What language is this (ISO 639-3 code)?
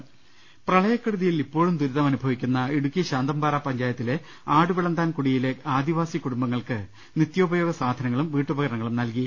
mal